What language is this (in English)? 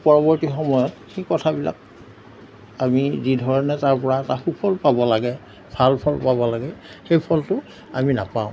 Assamese